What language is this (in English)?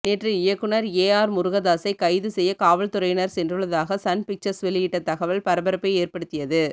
Tamil